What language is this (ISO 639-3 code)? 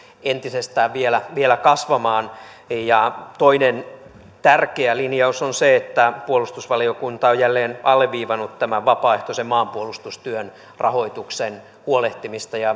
fin